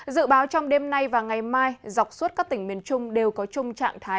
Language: Vietnamese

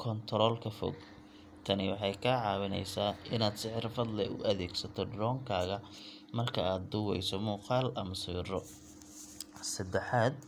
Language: Somali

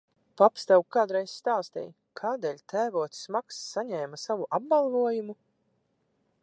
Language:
Latvian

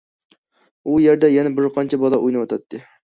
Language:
Uyghur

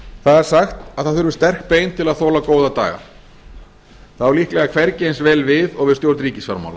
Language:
Icelandic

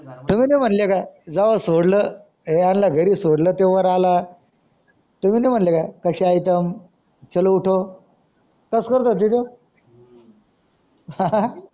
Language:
Marathi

